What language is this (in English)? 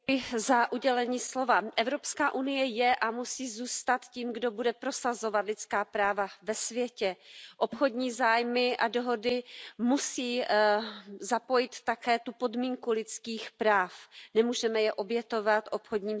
Czech